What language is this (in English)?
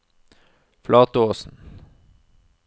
Norwegian